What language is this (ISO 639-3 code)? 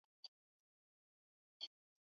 swa